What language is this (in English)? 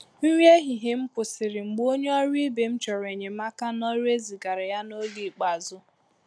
Igbo